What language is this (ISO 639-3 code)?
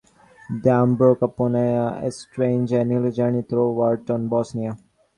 eng